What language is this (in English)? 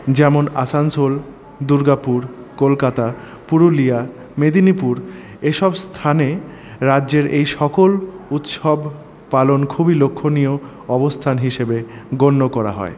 Bangla